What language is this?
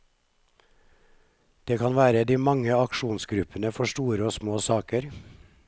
Norwegian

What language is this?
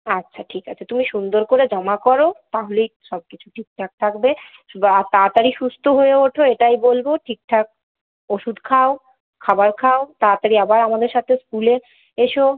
Bangla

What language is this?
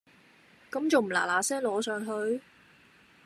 Cantonese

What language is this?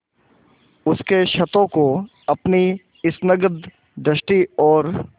Hindi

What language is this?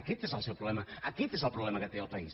Catalan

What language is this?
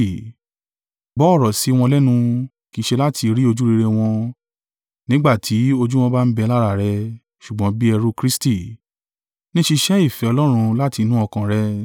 Yoruba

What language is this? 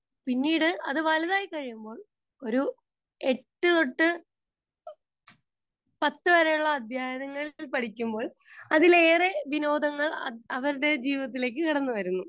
Malayalam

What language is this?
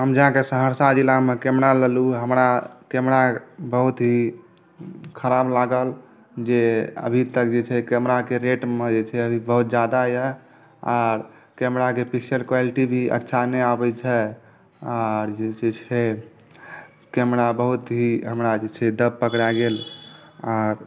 Maithili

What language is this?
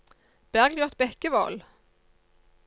Norwegian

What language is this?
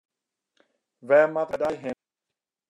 Western Frisian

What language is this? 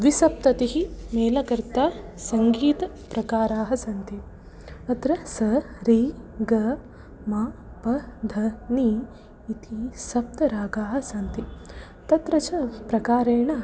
Sanskrit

